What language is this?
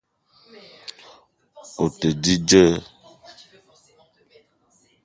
Eton (Cameroon)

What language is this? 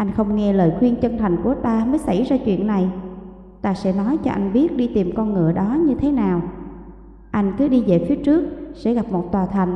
Vietnamese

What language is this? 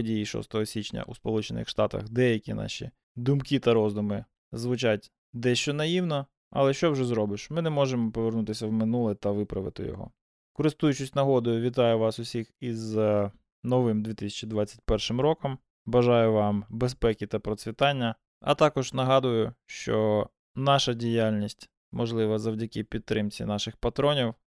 Ukrainian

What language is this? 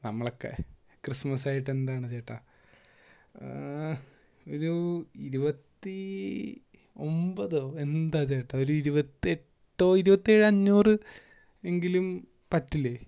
Malayalam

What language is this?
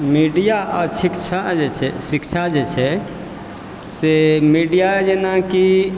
Maithili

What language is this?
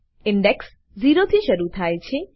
Gujarati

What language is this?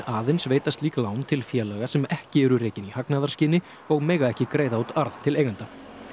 Icelandic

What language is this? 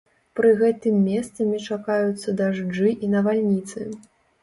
Belarusian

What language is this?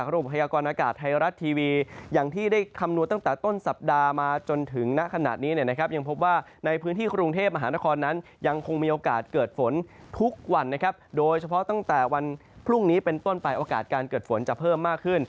Thai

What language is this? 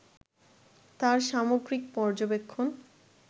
Bangla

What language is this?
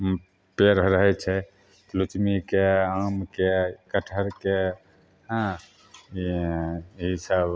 Maithili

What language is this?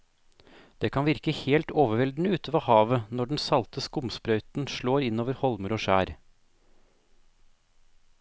Norwegian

